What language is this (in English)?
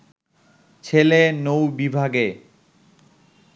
Bangla